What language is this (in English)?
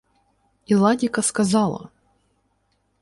Ukrainian